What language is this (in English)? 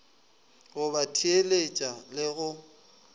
Northern Sotho